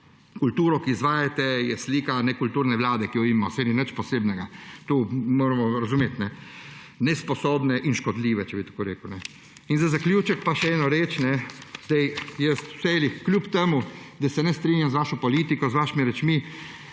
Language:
Slovenian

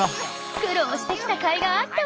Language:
Japanese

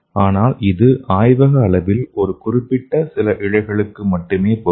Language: Tamil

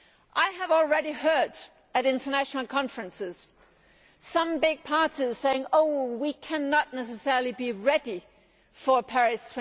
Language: English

